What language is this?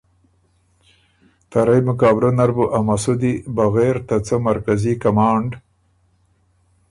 Ormuri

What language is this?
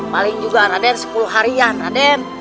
Indonesian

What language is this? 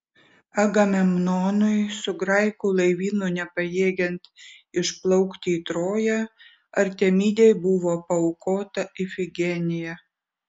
Lithuanian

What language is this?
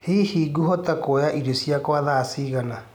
Kikuyu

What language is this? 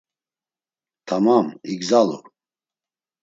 Laz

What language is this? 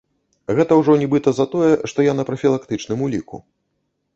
Belarusian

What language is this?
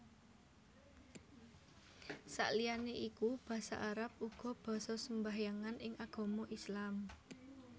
Javanese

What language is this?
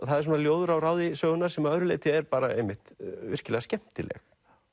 Icelandic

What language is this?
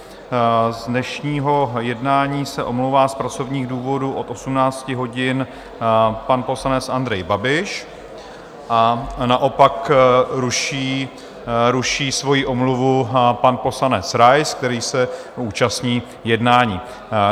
Czech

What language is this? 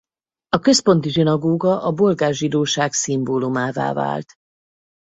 Hungarian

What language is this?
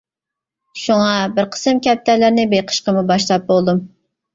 Uyghur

